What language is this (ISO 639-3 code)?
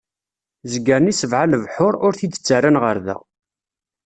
kab